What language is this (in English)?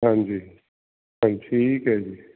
Punjabi